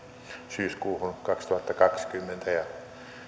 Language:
Finnish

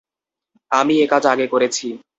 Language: Bangla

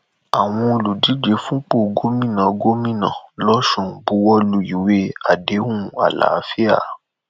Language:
Yoruba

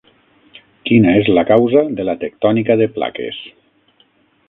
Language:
Catalan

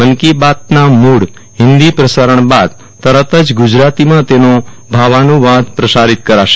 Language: Gujarati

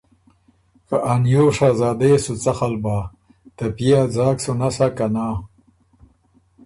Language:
Ormuri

